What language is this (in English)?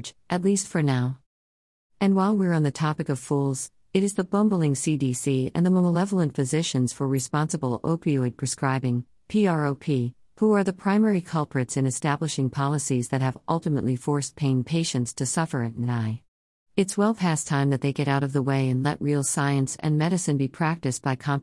English